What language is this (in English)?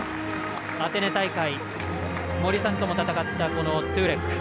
Japanese